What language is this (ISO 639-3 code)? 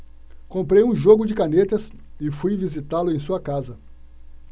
por